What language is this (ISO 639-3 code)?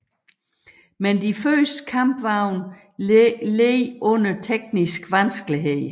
dan